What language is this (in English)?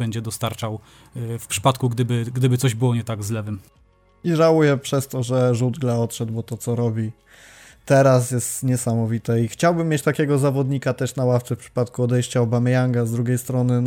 Polish